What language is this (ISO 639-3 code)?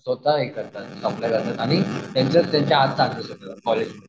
mar